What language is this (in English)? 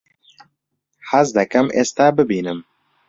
Central Kurdish